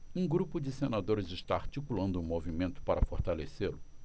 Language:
Portuguese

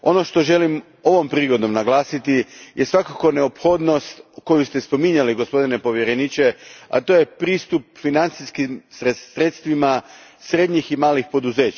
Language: Croatian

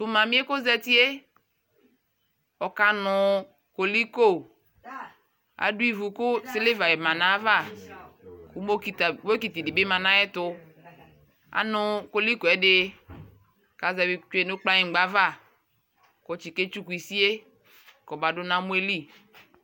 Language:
Ikposo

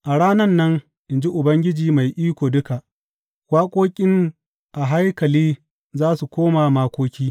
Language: Hausa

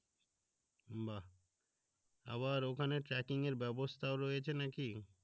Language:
Bangla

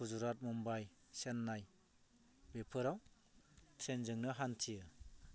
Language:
Bodo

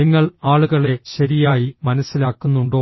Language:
Malayalam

